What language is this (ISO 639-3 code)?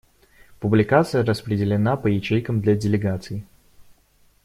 rus